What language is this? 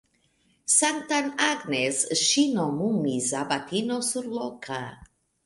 Esperanto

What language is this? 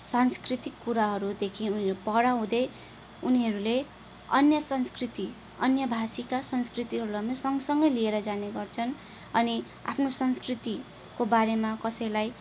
Nepali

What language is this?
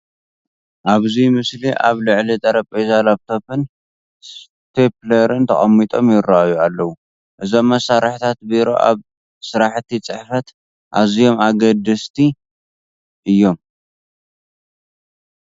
Tigrinya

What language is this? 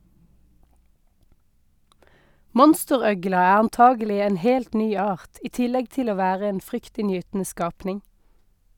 Norwegian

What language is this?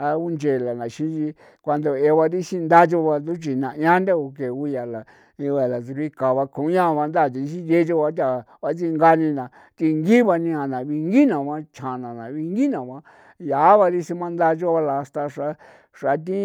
San Felipe Otlaltepec Popoloca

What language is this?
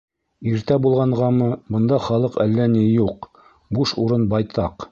Bashkir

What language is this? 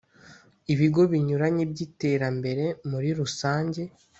Kinyarwanda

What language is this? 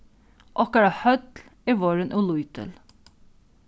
Faroese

